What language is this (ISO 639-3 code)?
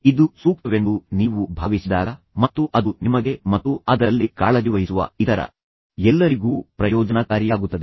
kan